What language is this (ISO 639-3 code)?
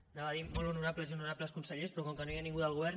cat